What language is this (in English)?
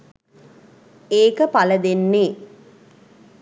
Sinhala